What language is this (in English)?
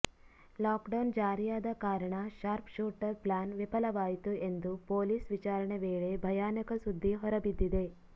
Kannada